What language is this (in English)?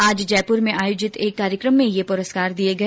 Hindi